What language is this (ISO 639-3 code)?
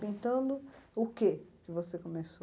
por